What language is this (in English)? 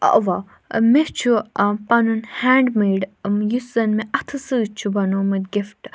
Kashmiri